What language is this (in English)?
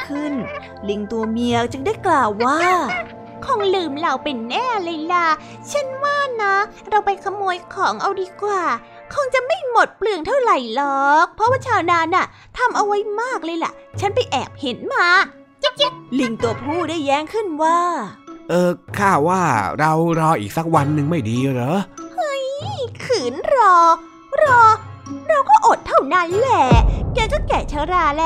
Thai